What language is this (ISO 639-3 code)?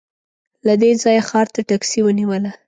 pus